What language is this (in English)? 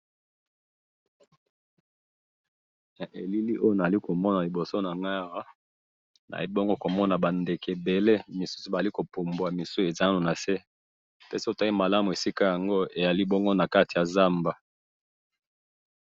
Lingala